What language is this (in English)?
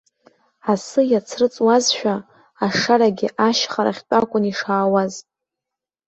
Abkhazian